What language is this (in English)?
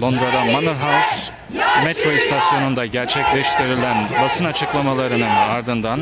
Turkish